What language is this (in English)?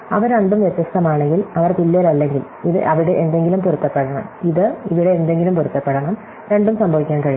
Malayalam